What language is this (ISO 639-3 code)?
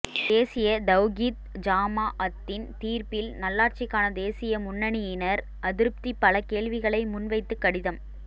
tam